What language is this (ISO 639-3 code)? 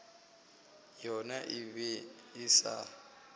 nso